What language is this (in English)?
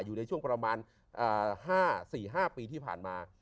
Thai